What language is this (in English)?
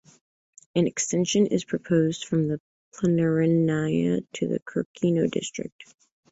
English